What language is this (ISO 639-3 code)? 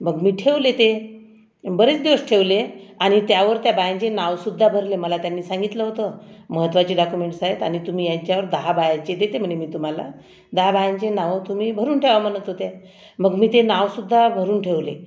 mar